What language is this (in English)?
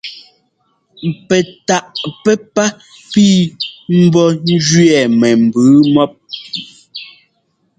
Ngomba